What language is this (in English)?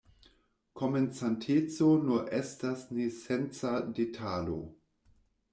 Esperanto